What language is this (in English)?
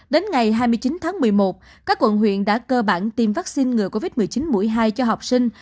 Vietnamese